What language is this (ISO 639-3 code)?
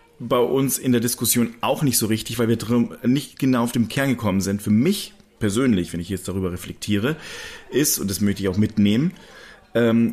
deu